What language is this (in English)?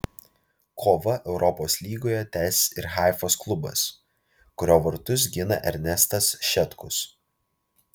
Lithuanian